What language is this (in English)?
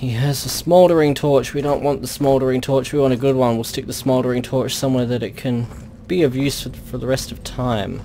English